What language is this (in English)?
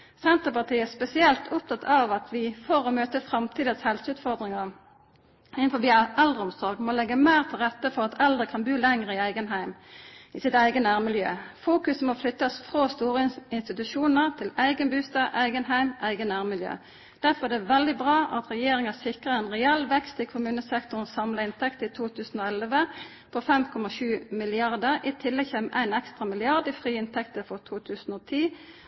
Norwegian Nynorsk